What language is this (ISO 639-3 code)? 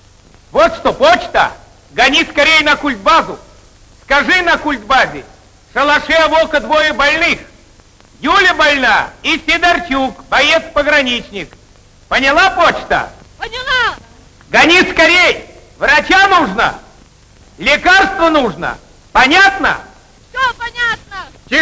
rus